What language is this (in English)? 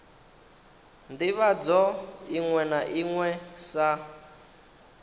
Venda